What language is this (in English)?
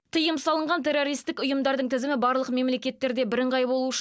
Kazakh